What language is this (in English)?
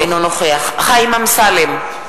Hebrew